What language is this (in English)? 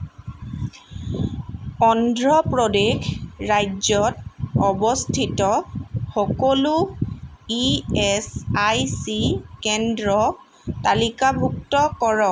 Assamese